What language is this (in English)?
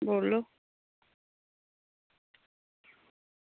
Dogri